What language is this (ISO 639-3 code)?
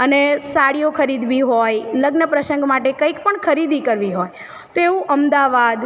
guj